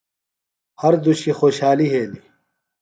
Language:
Phalura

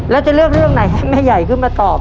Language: Thai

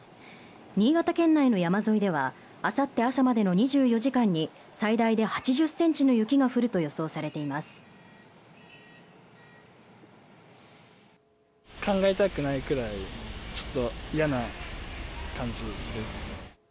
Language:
Japanese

